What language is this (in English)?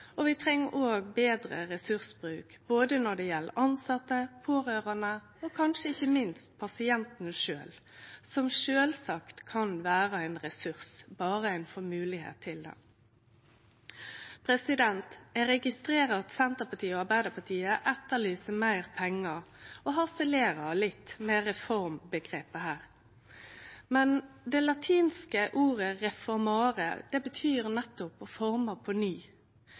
Norwegian Nynorsk